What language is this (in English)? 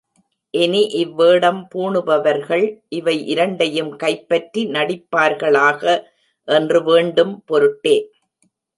Tamil